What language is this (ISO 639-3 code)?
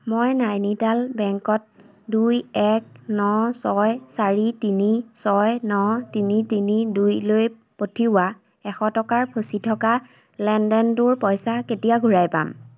asm